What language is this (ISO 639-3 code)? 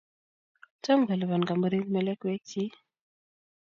kln